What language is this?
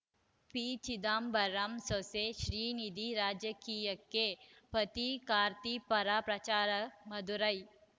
Kannada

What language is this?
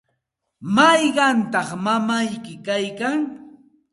Santa Ana de Tusi Pasco Quechua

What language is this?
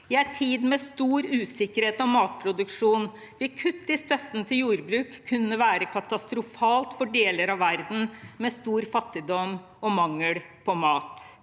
Norwegian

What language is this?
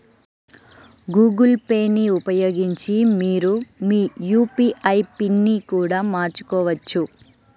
Telugu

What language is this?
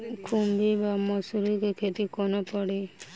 Maithili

